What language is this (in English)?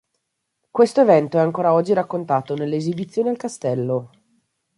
Italian